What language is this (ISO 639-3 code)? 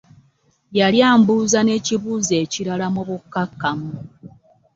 lug